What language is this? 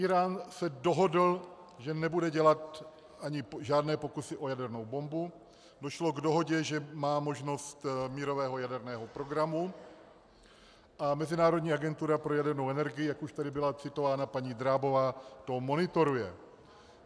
Czech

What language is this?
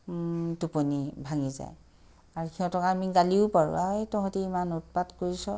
Assamese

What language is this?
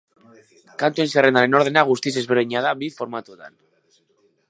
Basque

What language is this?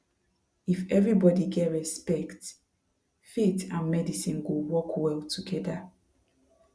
Nigerian Pidgin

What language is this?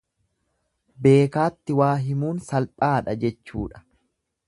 Oromo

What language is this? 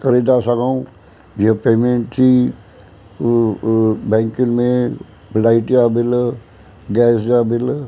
Sindhi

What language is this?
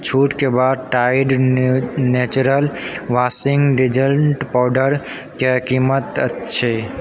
Maithili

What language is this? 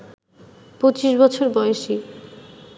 Bangla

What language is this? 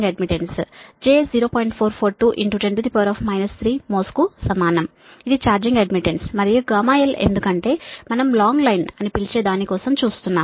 Telugu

